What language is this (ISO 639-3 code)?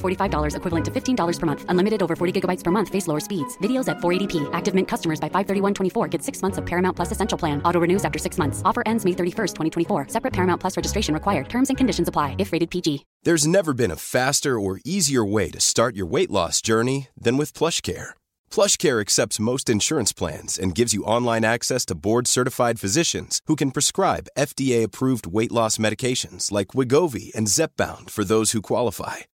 swe